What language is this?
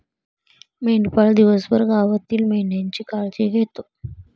Marathi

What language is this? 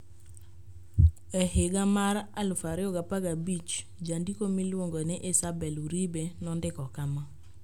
Luo (Kenya and Tanzania)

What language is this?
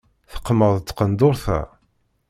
Kabyle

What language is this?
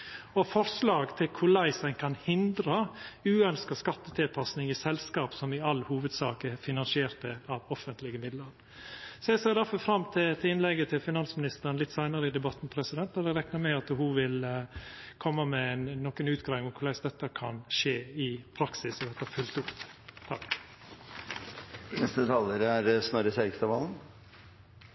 Norwegian Nynorsk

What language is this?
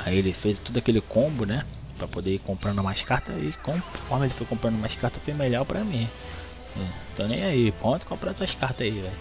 Portuguese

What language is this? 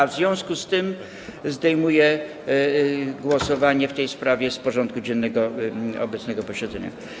Polish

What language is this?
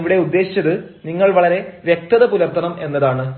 Malayalam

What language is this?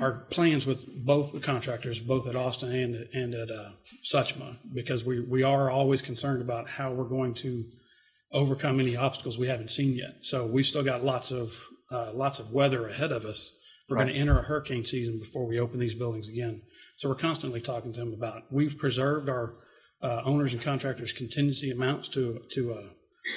English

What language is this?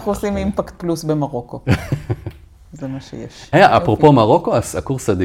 Hebrew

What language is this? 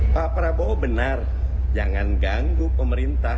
Indonesian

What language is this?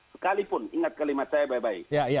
Indonesian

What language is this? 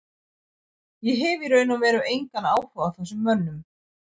Icelandic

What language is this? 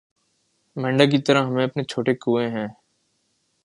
Urdu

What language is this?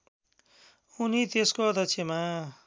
Nepali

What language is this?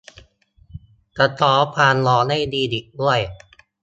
Thai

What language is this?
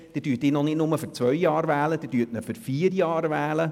Swiss German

